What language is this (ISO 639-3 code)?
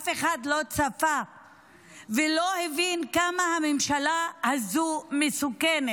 heb